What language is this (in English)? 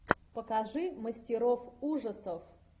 Russian